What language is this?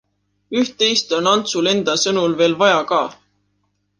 Estonian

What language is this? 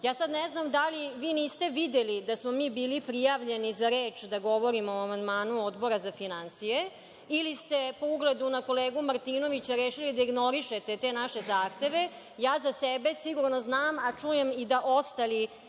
Serbian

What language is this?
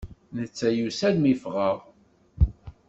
Kabyle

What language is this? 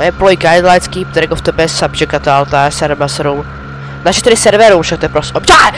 Czech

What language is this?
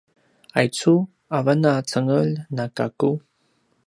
Paiwan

